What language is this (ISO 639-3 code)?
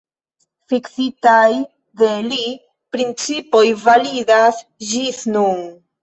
epo